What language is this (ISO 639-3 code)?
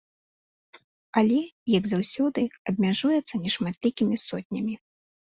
bel